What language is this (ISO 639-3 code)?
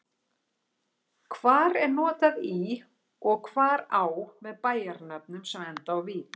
isl